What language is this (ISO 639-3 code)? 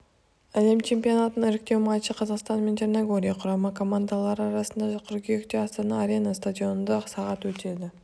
kaz